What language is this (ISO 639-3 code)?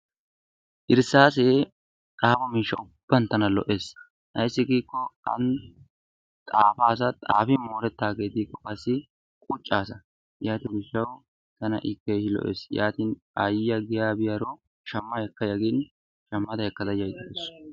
wal